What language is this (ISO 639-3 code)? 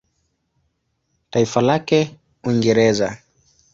swa